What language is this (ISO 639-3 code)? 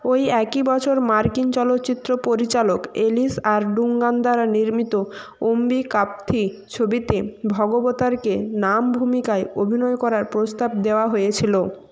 ben